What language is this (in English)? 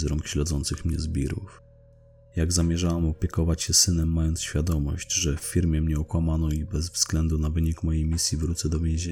Polish